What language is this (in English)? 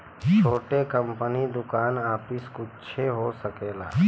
Bhojpuri